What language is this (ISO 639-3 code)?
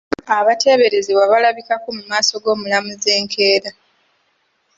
lug